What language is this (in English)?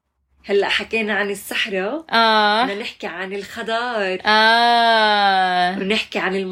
Arabic